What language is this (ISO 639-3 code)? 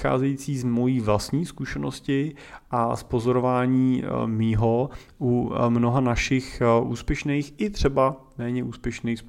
ces